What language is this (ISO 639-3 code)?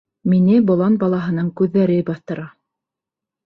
bak